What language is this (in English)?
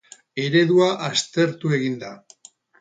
Basque